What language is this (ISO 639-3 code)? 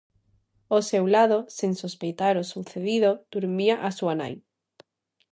glg